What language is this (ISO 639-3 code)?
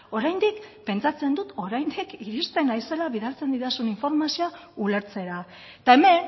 eus